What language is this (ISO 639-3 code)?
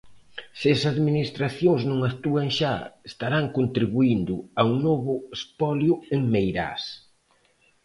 glg